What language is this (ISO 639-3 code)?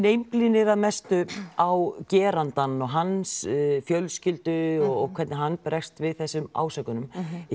isl